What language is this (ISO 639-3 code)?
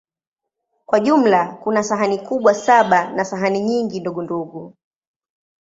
swa